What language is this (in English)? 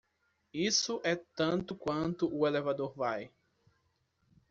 Portuguese